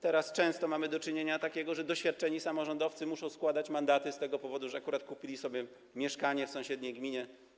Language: Polish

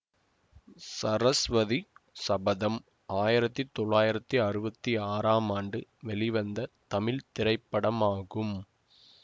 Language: Tamil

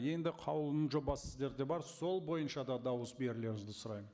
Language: Kazakh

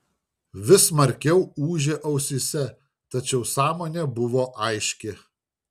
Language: Lithuanian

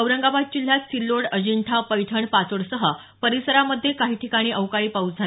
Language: Marathi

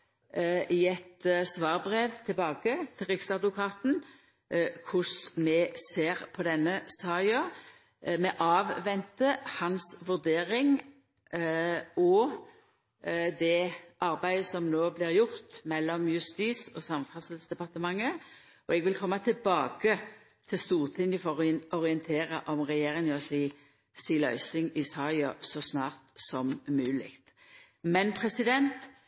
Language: Norwegian Nynorsk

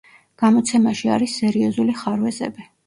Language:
Georgian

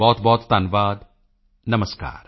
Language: Punjabi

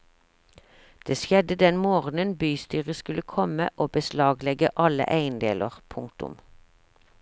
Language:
Norwegian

